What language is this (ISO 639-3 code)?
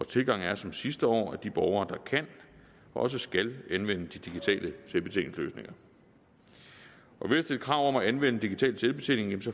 dan